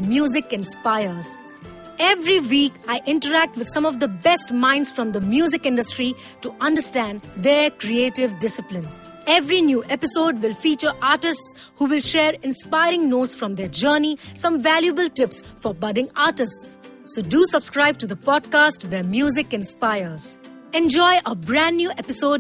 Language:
Kannada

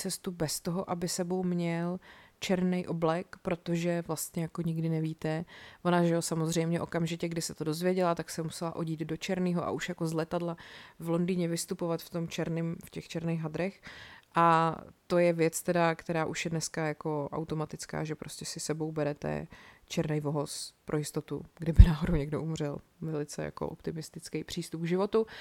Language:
Czech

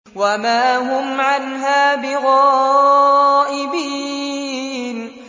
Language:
Arabic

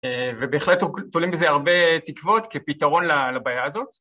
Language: Hebrew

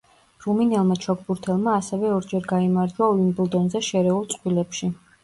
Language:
Georgian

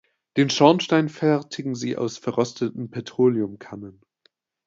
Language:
German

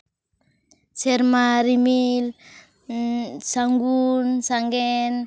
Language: Santali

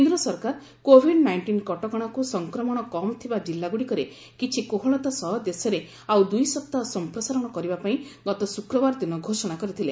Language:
Odia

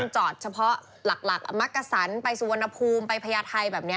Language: Thai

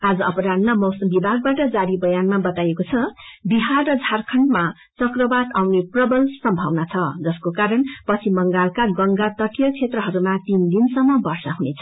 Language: Nepali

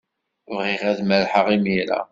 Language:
Kabyle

